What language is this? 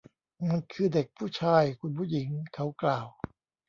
Thai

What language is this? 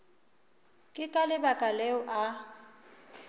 Northern Sotho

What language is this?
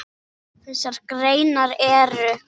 Icelandic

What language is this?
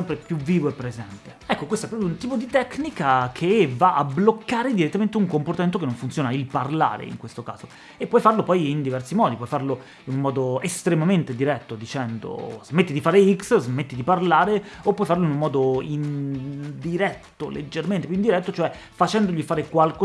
Italian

